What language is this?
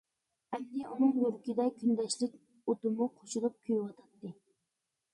Uyghur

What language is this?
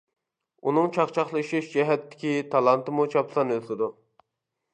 Uyghur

